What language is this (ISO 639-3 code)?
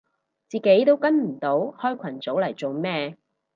yue